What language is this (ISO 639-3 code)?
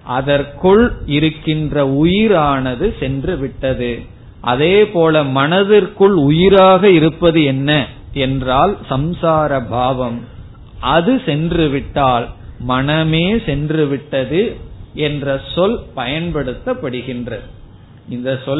tam